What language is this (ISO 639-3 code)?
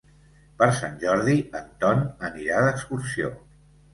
cat